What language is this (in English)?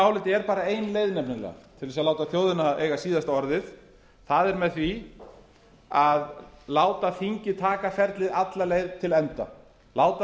Icelandic